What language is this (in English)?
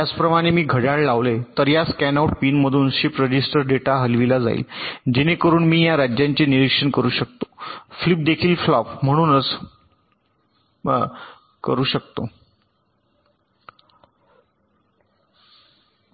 Marathi